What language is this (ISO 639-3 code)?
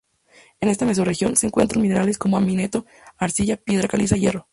spa